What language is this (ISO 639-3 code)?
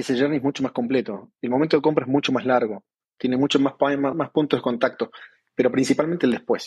spa